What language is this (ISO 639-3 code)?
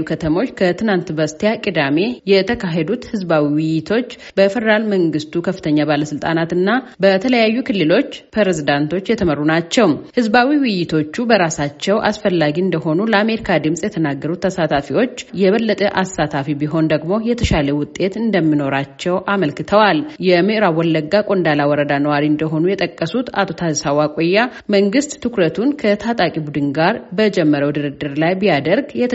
amh